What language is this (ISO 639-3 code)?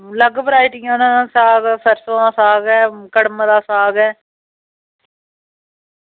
doi